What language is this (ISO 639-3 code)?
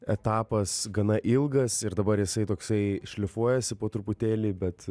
lit